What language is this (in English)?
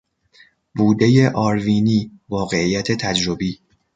Persian